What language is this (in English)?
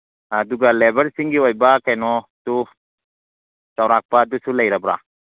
Manipuri